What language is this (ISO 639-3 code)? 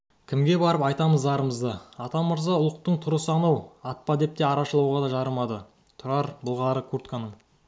kaz